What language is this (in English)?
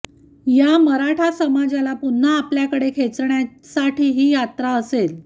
Marathi